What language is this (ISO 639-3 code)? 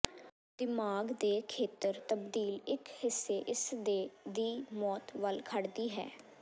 pan